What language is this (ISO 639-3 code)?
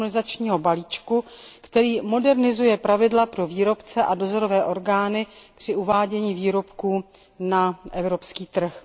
ces